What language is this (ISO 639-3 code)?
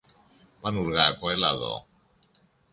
ell